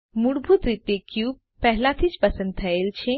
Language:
Gujarati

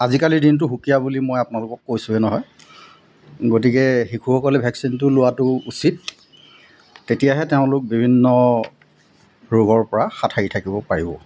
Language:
Assamese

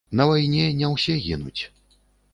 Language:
Belarusian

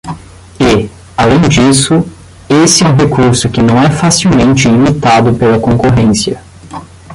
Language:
Portuguese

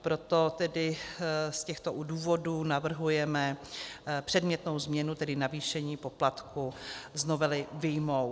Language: Czech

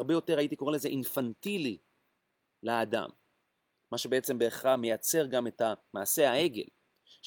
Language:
Hebrew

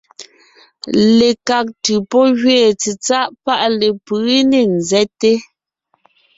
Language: Ngiemboon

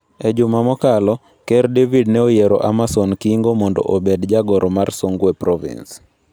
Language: Luo (Kenya and Tanzania)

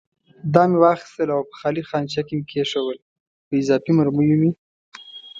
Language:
Pashto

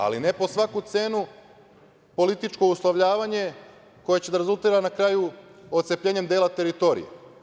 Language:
Serbian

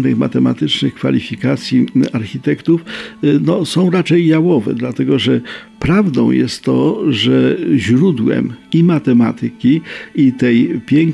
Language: Polish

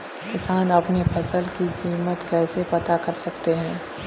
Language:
Hindi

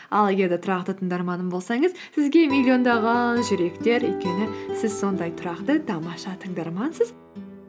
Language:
Kazakh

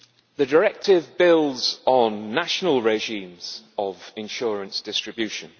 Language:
English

